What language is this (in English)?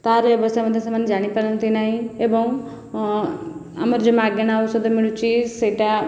Odia